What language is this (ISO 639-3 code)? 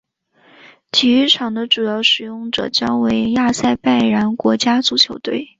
zho